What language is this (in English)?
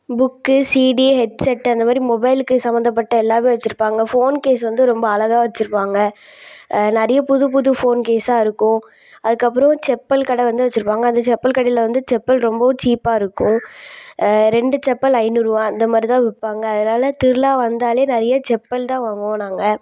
Tamil